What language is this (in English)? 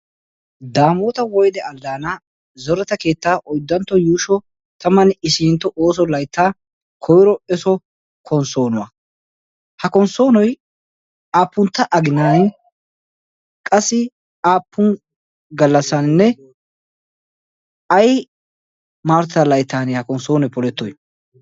Wolaytta